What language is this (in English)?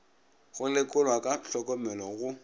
Northern Sotho